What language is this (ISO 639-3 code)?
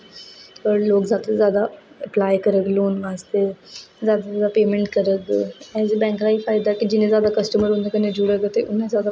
doi